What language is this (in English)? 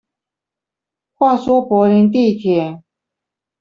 Chinese